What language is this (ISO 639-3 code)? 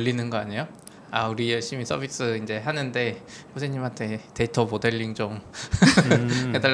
kor